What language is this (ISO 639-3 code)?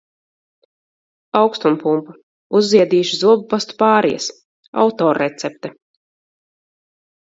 lav